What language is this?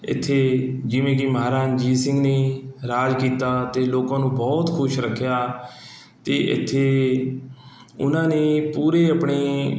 Punjabi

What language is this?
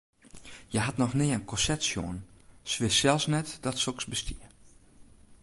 Western Frisian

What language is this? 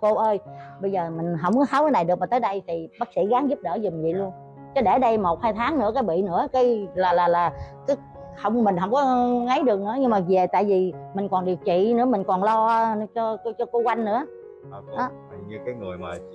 Vietnamese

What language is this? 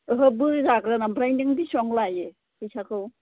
Bodo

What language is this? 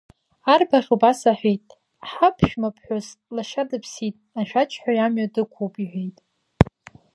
Abkhazian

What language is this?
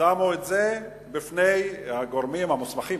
Hebrew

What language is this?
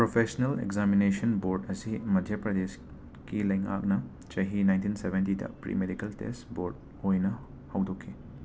Manipuri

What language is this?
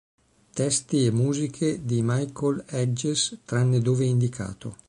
Italian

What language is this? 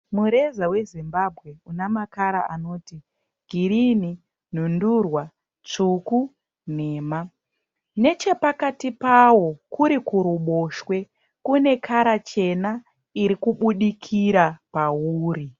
Shona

